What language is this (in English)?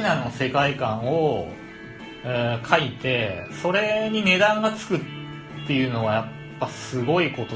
Japanese